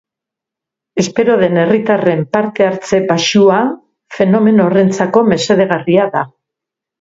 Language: Basque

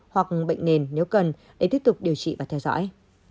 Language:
Vietnamese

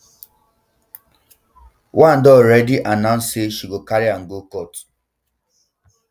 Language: Nigerian Pidgin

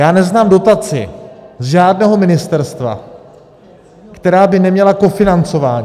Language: Czech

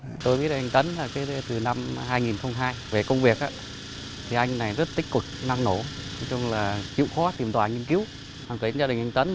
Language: Vietnamese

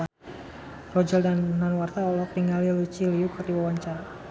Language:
Sundanese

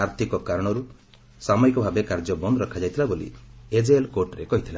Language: Odia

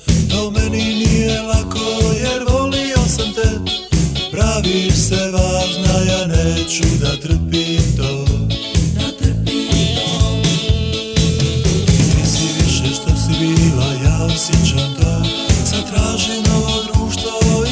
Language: Romanian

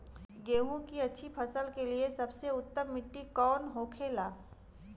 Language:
Bhojpuri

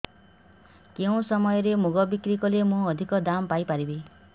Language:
Odia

